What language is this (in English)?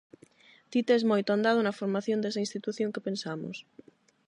Galician